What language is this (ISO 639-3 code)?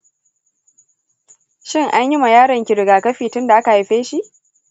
hau